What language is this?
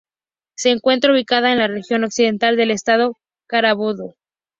Spanish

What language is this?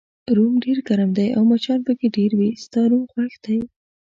Pashto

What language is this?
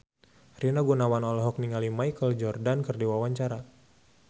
Sundanese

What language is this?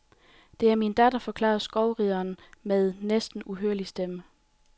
Danish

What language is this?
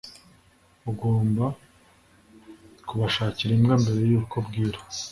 Kinyarwanda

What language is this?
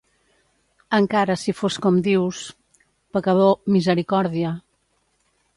Catalan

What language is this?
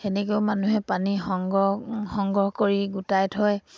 Assamese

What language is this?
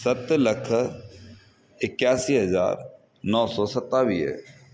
Sindhi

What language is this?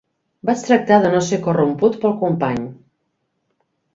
Catalan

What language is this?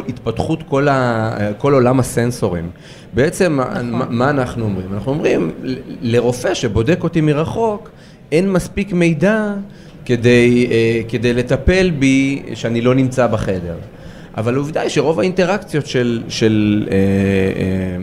Hebrew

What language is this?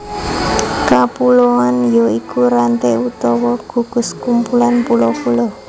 Javanese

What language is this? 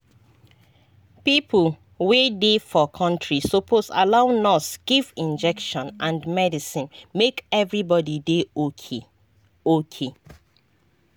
Nigerian Pidgin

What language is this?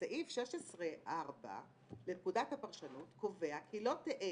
Hebrew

